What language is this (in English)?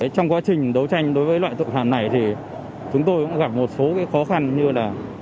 Vietnamese